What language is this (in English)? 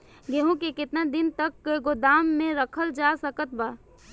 Bhojpuri